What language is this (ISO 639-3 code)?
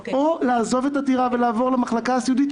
heb